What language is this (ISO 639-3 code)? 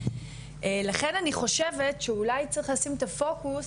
heb